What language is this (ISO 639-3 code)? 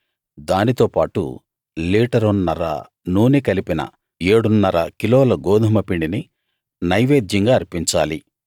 tel